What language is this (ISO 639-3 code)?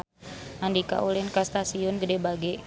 sun